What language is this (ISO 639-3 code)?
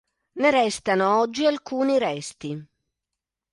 ita